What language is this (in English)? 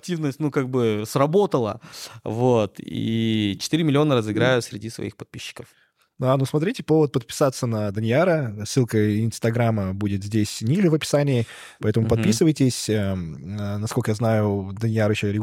Russian